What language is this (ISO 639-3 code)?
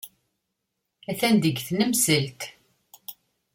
kab